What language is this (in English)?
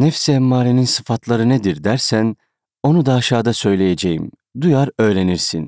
Turkish